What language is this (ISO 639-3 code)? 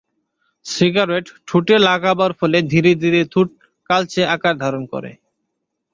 ben